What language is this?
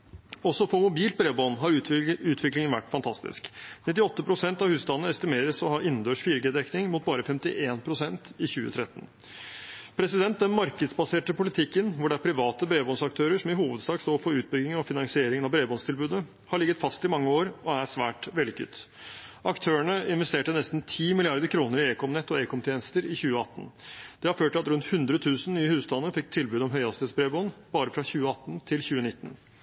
Norwegian Bokmål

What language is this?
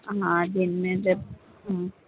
Urdu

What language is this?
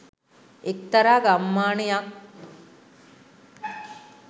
Sinhala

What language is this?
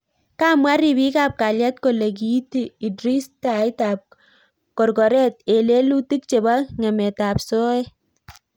Kalenjin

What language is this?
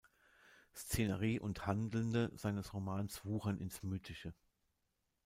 German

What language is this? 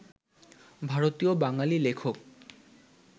Bangla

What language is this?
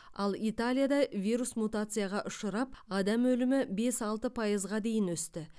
Kazakh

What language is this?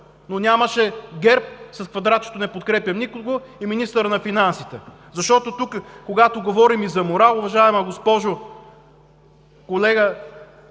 Bulgarian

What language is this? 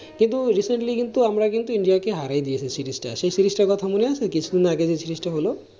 Bangla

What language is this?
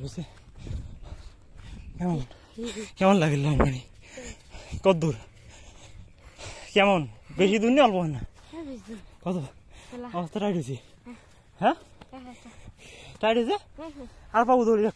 Arabic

